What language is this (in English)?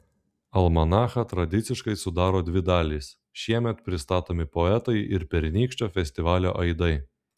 Lithuanian